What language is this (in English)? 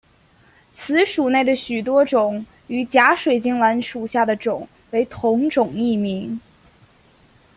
Chinese